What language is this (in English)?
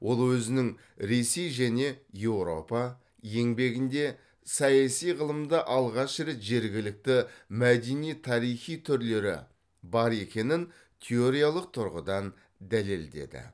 Kazakh